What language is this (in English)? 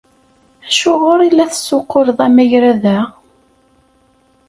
Kabyle